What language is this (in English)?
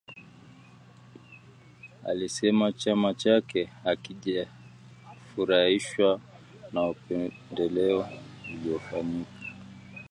Swahili